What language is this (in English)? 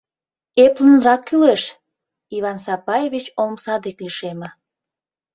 Mari